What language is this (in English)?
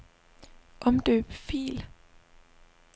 Danish